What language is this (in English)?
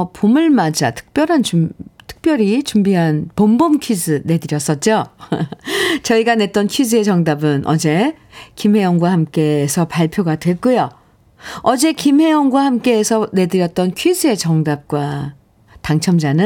Korean